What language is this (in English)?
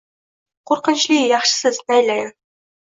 Uzbek